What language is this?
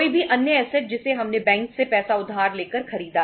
Hindi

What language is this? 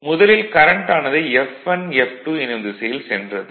Tamil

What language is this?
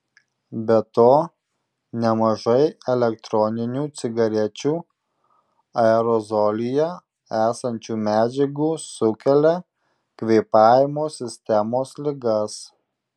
Lithuanian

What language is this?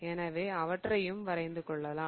Tamil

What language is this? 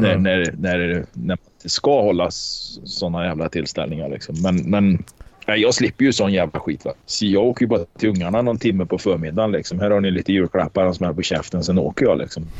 Swedish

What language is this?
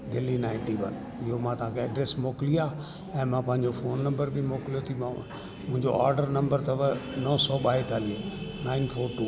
Sindhi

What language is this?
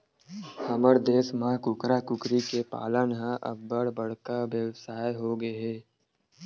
Chhattisgarhi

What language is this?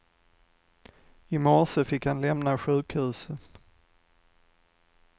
Swedish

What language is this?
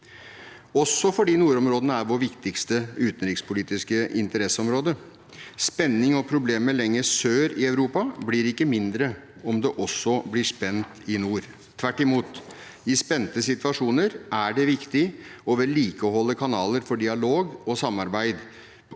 Norwegian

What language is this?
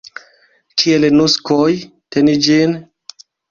Esperanto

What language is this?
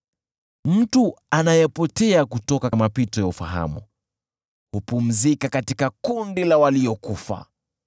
Swahili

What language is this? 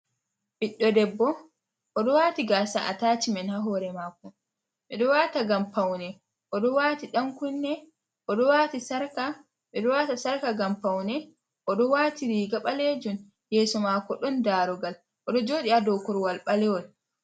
Fula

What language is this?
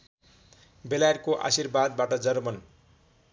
Nepali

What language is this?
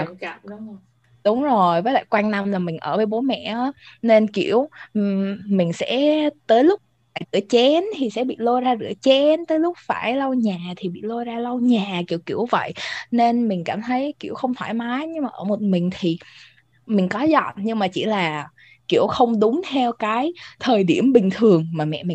Vietnamese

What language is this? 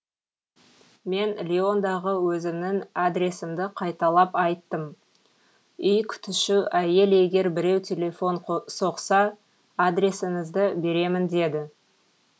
Kazakh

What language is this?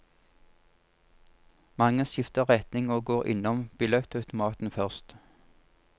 Norwegian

